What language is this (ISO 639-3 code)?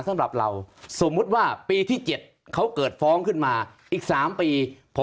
tha